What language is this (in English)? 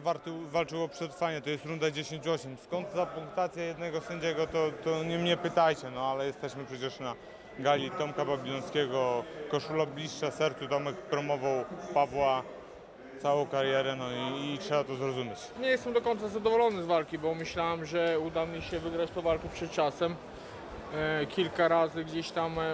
Polish